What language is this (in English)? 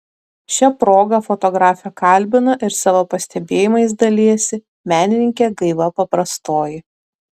Lithuanian